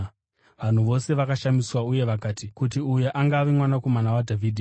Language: Shona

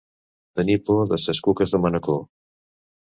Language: Catalan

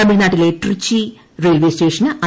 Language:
Malayalam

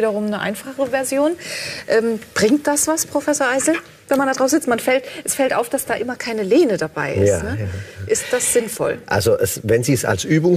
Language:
German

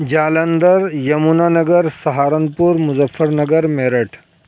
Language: Urdu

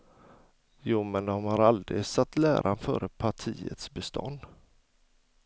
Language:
Swedish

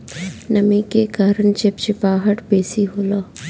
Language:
Bhojpuri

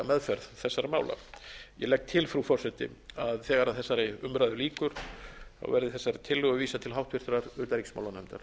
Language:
Icelandic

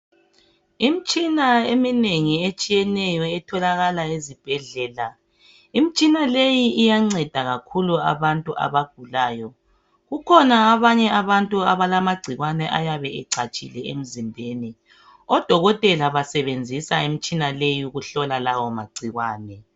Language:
North Ndebele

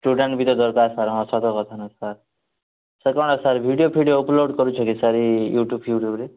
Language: Odia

